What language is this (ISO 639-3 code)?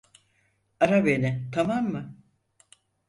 tur